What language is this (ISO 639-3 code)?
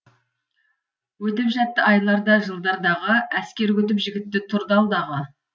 kaz